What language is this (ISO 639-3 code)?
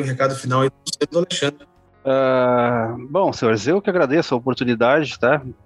por